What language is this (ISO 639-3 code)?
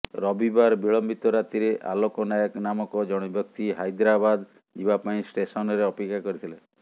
ori